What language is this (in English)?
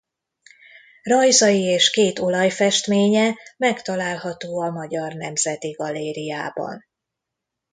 Hungarian